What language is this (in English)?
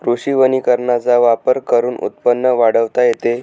Marathi